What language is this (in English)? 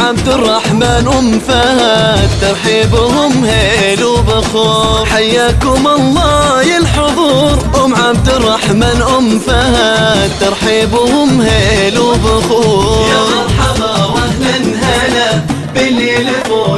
Arabic